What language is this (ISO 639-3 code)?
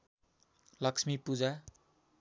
nep